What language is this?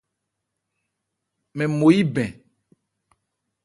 Ebrié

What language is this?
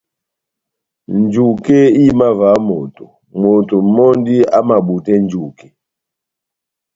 Batanga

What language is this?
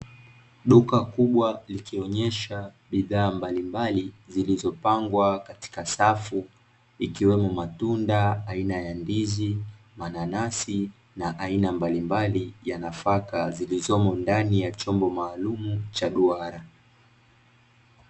Swahili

